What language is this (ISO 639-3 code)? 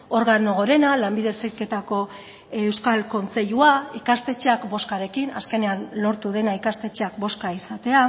eus